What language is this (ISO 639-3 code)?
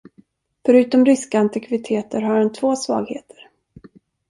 swe